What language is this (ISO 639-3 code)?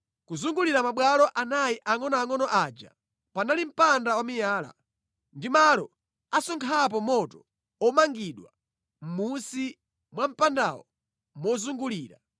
nya